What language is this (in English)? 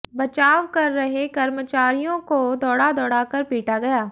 Hindi